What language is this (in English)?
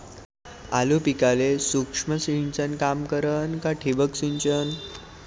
Marathi